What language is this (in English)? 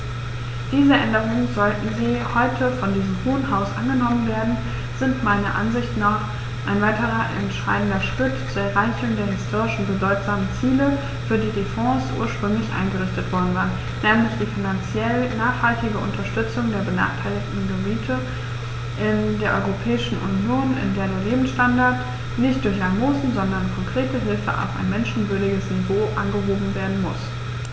German